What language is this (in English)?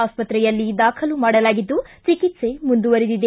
Kannada